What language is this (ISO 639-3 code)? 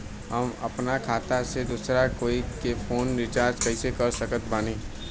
bho